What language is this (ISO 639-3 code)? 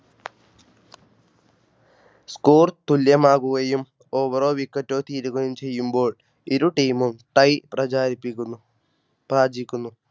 mal